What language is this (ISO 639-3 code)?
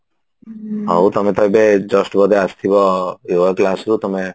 ori